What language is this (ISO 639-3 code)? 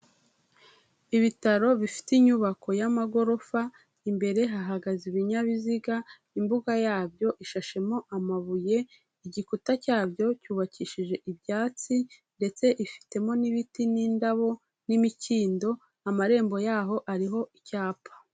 kin